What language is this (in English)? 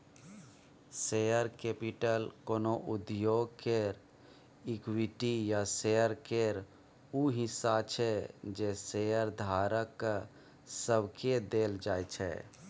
Maithili